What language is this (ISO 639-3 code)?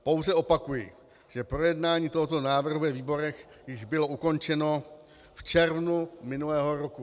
ces